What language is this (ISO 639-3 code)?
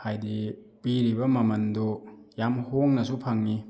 mni